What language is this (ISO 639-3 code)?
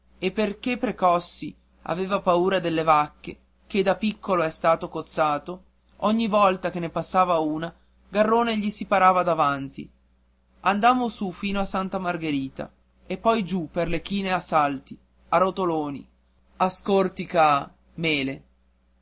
ita